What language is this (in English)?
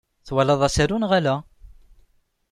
Kabyle